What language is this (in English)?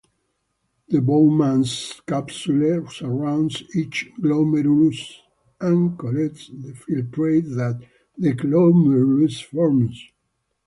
English